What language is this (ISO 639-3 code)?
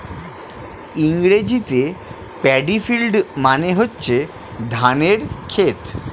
ben